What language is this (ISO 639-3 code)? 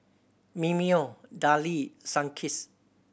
eng